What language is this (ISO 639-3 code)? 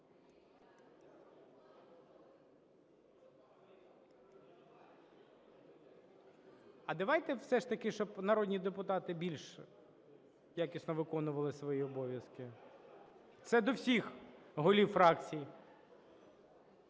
ukr